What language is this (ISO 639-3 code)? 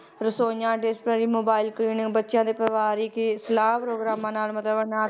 pan